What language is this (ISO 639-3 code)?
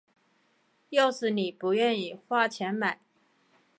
zho